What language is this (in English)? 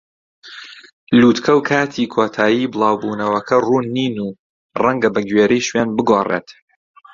Central Kurdish